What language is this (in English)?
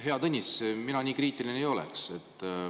Estonian